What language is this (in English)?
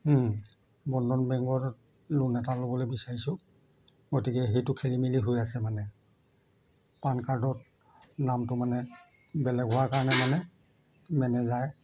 Assamese